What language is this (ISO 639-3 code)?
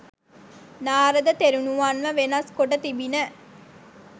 sin